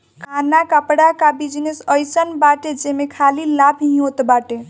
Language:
Bhojpuri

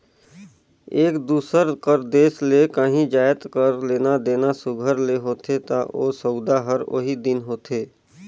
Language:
Chhattisgarhi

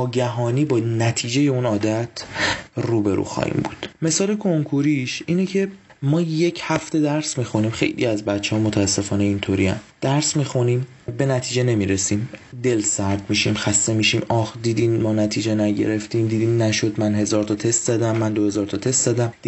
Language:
Persian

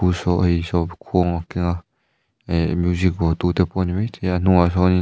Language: Mizo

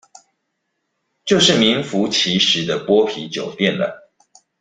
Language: Chinese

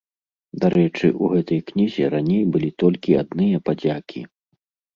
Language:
Belarusian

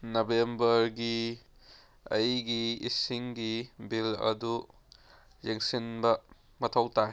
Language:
Manipuri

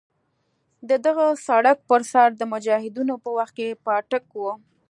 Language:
Pashto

